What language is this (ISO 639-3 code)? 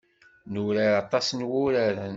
kab